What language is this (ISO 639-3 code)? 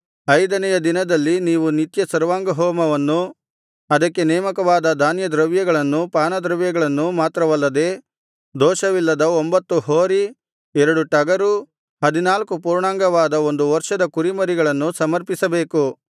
kan